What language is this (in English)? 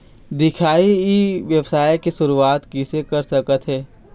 Chhattisgarhi